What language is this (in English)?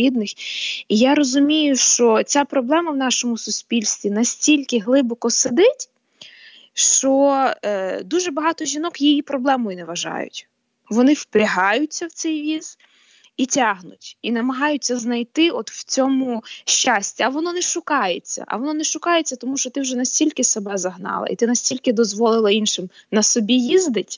Ukrainian